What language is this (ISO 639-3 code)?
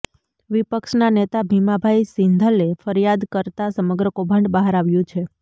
guj